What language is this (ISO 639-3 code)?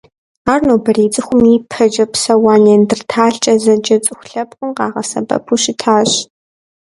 kbd